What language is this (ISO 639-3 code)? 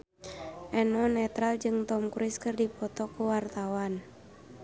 sun